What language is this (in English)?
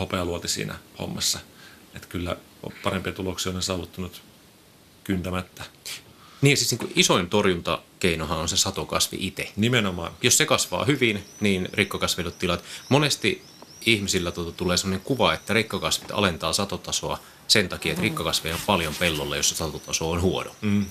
Finnish